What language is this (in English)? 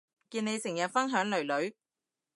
Cantonese